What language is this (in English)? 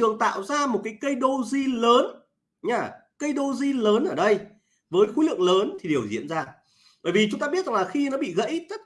Vietnamese